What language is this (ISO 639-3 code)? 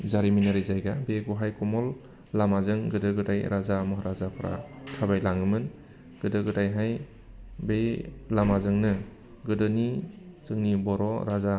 brx